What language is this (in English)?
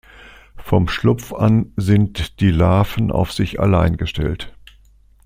German